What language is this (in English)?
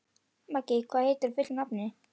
Icelandic